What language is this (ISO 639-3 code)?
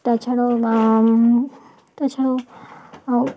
ben